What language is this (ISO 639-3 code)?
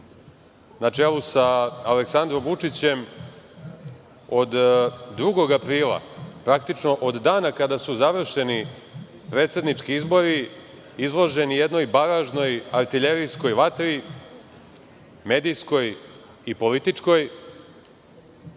srp